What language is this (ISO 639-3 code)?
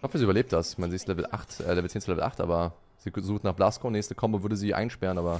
deu